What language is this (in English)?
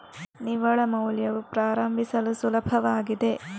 Kannada